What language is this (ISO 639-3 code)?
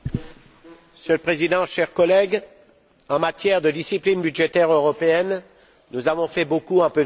fra